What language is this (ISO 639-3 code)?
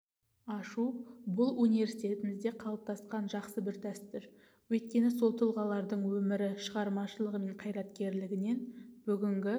kaz